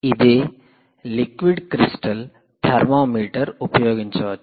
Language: Telugu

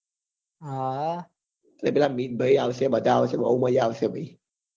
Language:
Gujarati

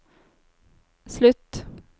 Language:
Norwegian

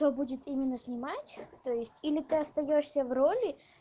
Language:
Russian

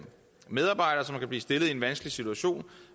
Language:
Danish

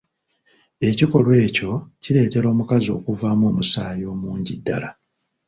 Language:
Ganda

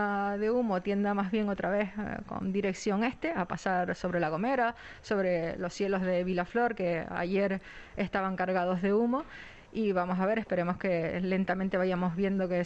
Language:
Spanish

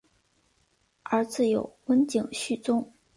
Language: Chinese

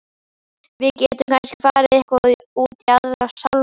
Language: Icelandic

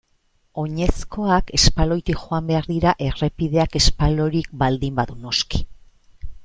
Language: Basque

